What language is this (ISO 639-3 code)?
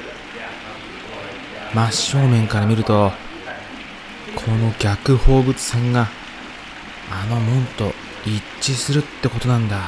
jpn